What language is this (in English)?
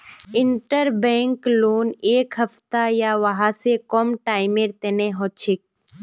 Magahi